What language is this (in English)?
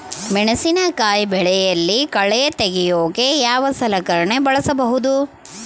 Kannada